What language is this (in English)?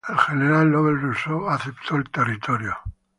Spanish